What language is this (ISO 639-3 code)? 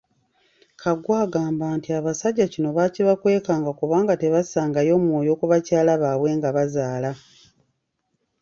lug